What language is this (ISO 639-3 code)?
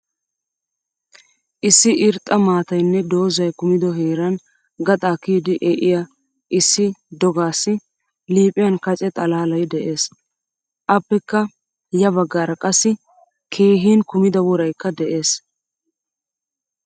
wal